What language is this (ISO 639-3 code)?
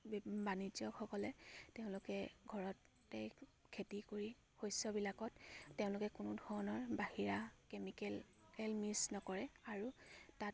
asm